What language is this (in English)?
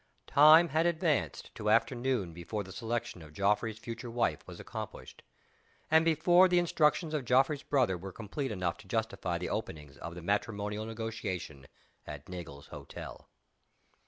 English